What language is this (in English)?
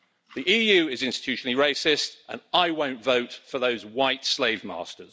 English